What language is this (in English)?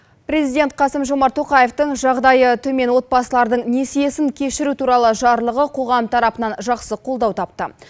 Kazakh